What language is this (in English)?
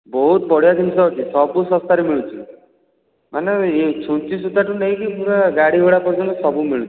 Odia